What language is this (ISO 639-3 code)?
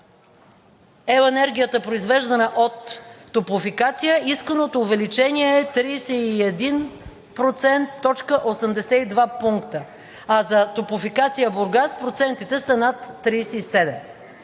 bul